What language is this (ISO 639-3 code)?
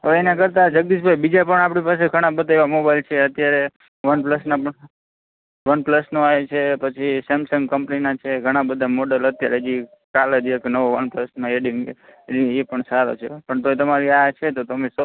guj